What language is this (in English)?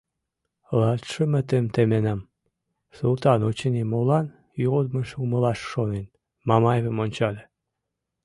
Mari